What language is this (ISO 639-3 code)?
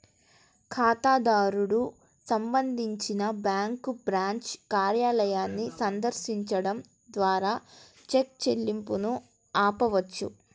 tel